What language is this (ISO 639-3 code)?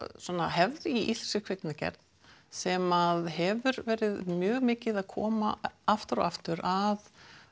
isl